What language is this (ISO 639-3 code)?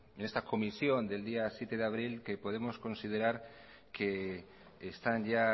spa